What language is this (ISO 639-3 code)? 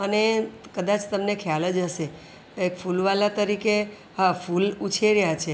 guj